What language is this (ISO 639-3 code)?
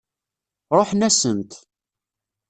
kab